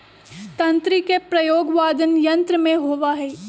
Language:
Magahi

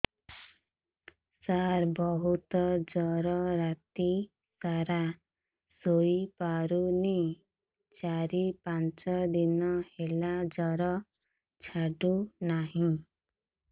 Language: Odia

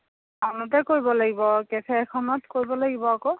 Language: Assamese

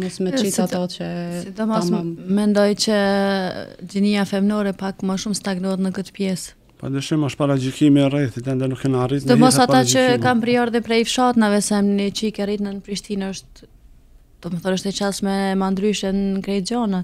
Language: Romanian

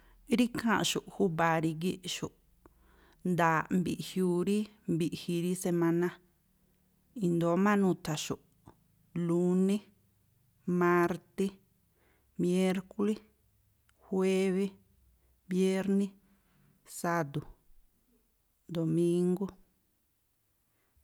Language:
Tlacoapa Me'phaa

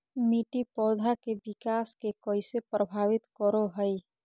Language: Magahi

